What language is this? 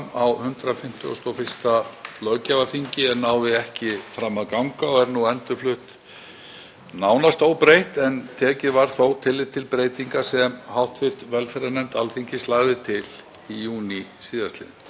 Icelandic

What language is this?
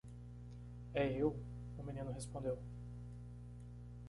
Portuguese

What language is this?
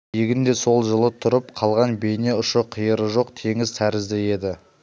Kazakh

